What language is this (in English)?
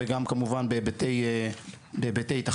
Hebrew